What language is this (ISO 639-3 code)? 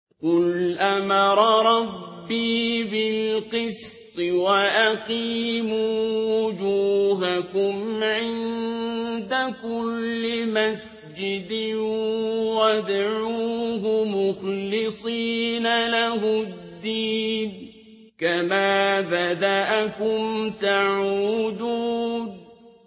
ara